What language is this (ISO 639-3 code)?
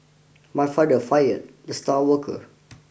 eng